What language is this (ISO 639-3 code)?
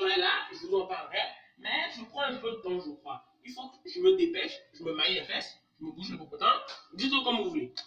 fra